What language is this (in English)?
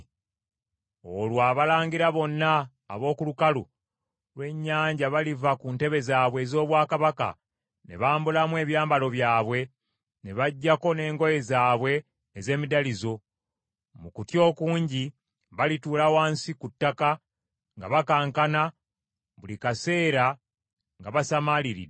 Ganda